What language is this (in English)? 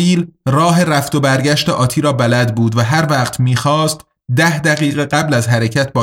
Persian